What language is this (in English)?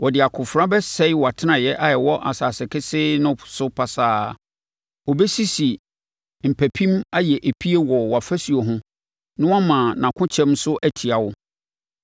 Akan